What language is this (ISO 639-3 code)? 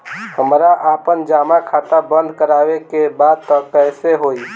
bho